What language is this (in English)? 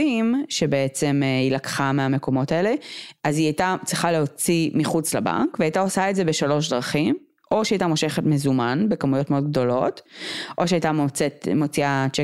Hebrew